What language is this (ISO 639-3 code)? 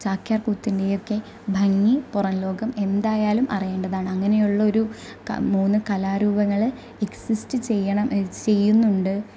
mal